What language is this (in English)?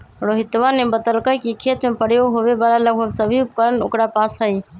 Magahi